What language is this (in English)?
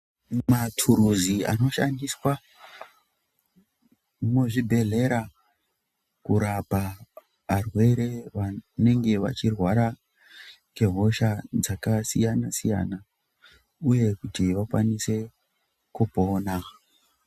Ndau